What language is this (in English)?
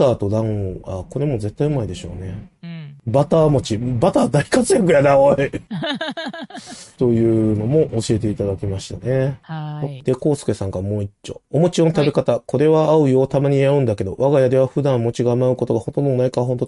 Japanese